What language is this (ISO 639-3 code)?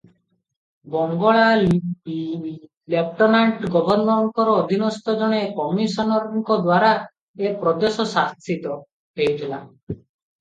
ori